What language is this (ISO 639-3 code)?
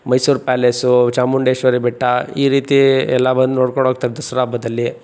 kan